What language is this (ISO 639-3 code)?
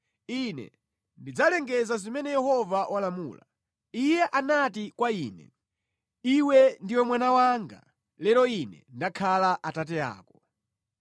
nya